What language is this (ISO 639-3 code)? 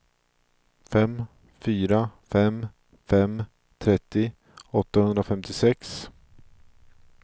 swe